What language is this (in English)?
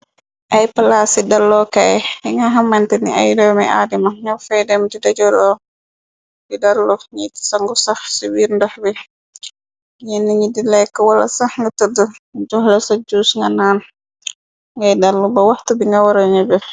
Wolof